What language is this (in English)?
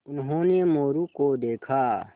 Hindi